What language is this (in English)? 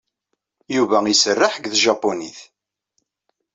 Kabyle